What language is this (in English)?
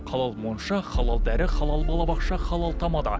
Kazakh